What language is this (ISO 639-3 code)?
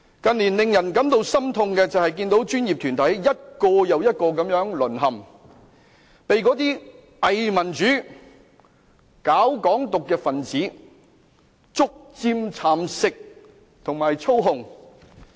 yue